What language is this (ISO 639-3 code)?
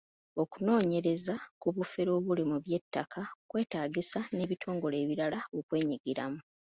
lug